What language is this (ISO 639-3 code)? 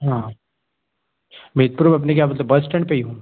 hin